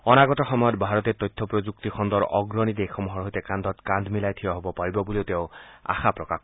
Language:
Assamese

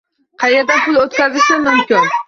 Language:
Uzbek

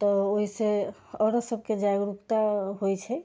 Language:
Maithili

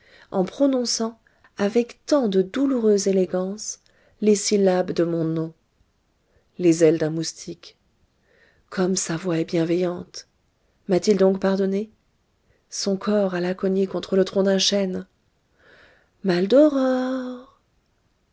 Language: French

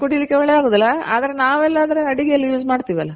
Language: Kannada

